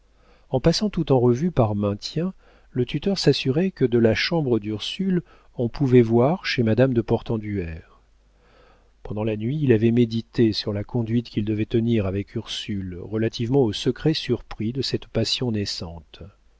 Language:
French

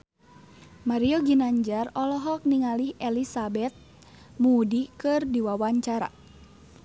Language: Sundanese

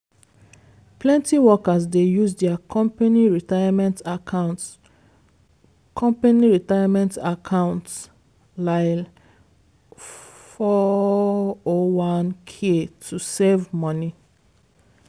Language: Nigerian Pidgin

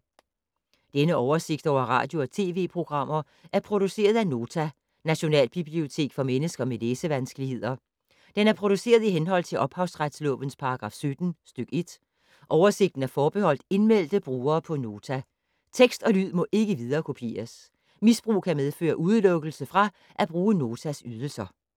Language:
Danish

